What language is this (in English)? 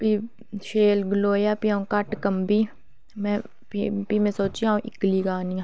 Dogri